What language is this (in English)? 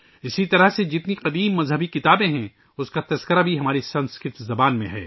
Urdu